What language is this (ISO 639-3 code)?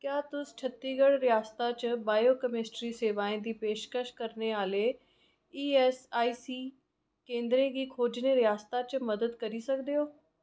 doi